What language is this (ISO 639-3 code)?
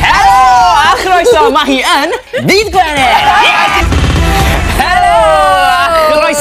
eng